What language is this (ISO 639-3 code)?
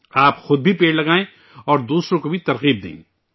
urd